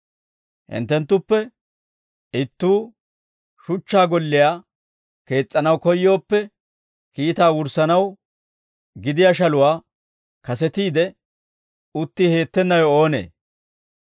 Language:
Dawro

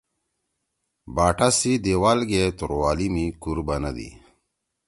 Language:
Torwali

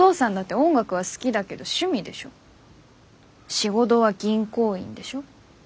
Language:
Japanese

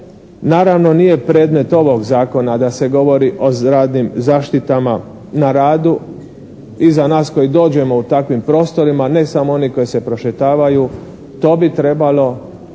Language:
Croatian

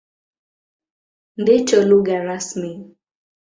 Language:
Swahili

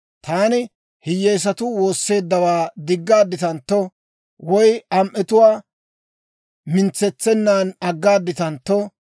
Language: Dawro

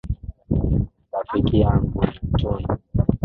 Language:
Swahili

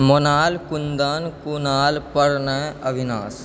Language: Maithili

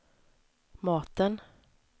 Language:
Swedish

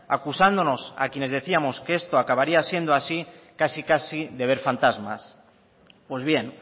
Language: Spanish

